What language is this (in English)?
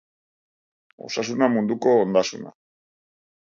Basque